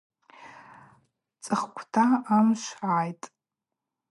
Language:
Abaza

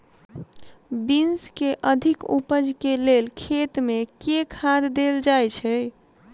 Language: Maithili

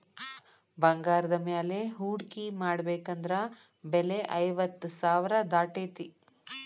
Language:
Kannada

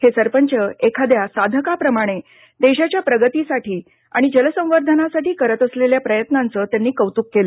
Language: Marathi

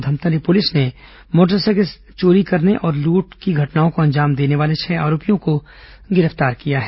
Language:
Hindi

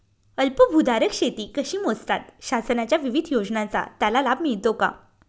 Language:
Marathi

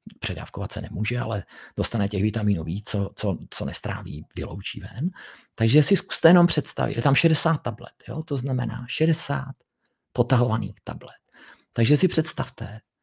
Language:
Czech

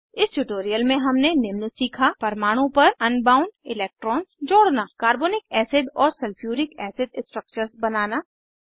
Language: Hindi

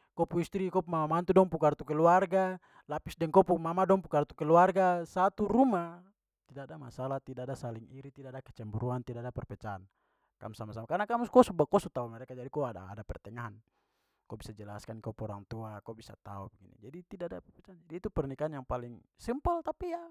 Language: Papuan Malay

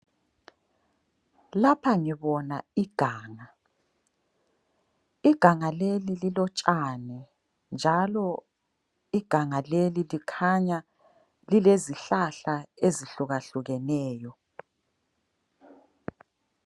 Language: North Ndebele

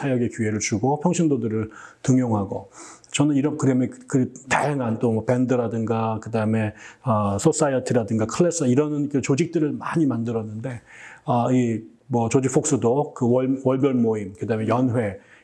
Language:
Korean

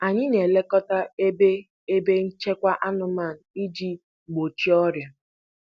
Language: Igbo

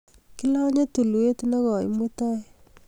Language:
Kalenjin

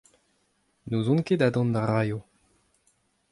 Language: Breton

